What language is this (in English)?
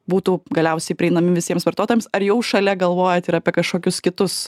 Lithuanian